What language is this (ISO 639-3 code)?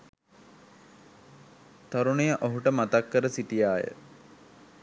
sin